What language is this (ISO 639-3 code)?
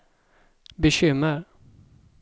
swe